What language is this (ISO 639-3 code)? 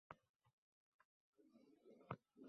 uzb